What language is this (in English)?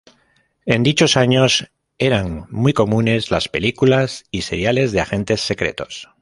Spanish